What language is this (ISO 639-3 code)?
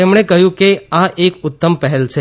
guj